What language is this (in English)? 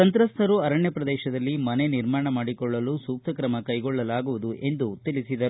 Kannada